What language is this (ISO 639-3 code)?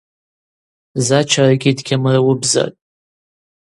abq